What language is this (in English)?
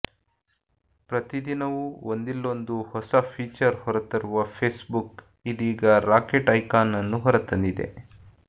Kannada